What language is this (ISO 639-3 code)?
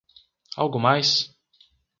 por